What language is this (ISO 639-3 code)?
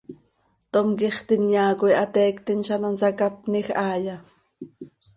sei